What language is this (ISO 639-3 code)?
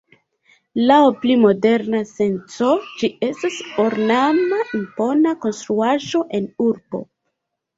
epo